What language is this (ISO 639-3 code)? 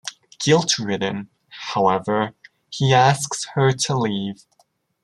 eng